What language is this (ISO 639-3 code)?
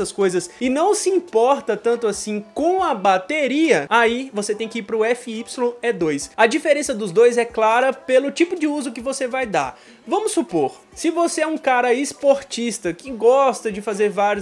por